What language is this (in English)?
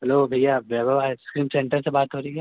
Hindi